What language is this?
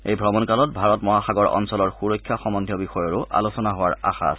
Assamese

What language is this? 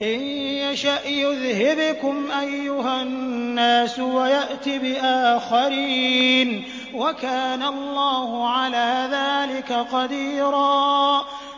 Arabic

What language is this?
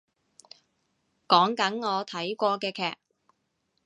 Cantonese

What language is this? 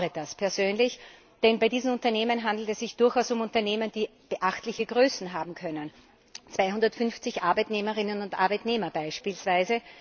German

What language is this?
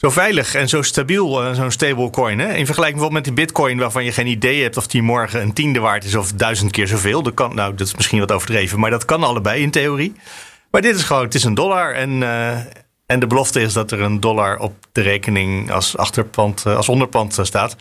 Dutch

